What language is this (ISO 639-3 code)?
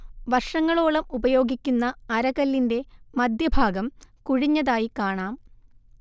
mal